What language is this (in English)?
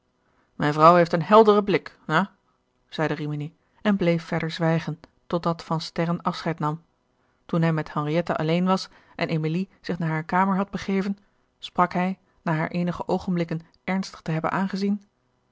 Dutch